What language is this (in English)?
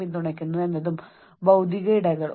Malayalam